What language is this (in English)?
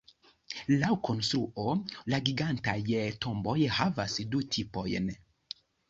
Esperanto